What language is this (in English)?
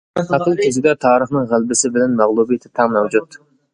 Uyghur